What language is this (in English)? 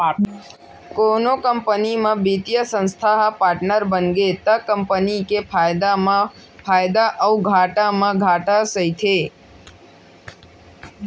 Chhattisgarhi